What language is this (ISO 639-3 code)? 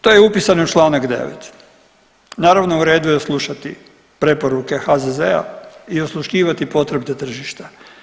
hrv